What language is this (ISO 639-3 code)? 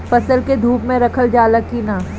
bho